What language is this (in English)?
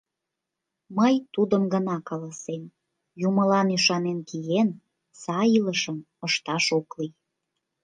Mari